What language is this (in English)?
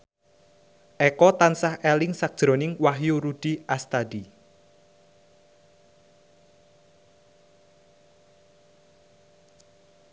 Javanese